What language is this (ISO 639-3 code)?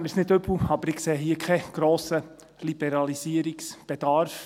gsw